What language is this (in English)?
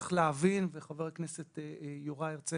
Hebrew